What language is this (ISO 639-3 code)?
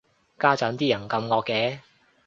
yue